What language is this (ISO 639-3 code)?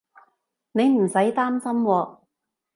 yue